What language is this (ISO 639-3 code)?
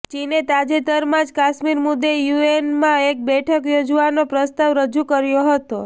guj